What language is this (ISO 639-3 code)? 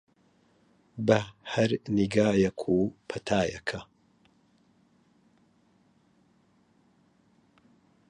ckb